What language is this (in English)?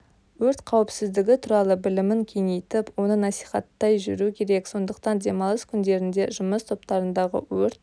Kazakh